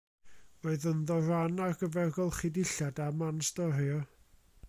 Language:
Welsh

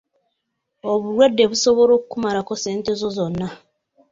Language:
Ganda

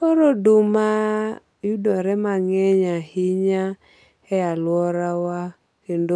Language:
Luo (Kenya and Tanzania)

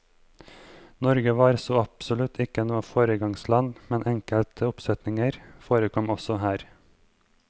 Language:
Norwegian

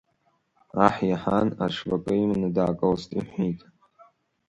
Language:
Abkhazian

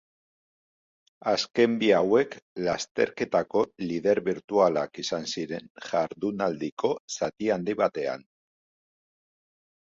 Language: Basque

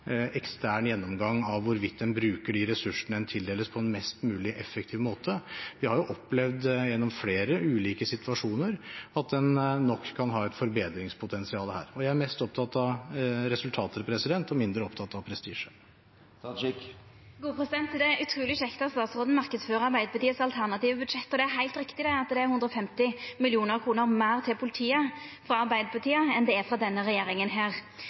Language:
Norwegian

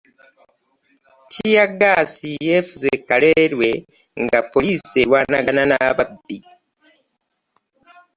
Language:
Ganda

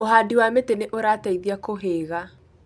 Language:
Kikuyu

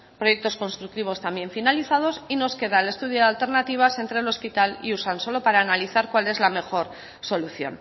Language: Spanish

